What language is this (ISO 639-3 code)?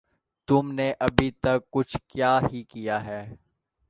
urd